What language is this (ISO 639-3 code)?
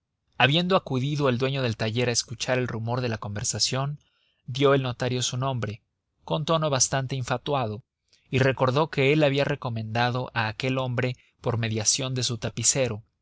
spa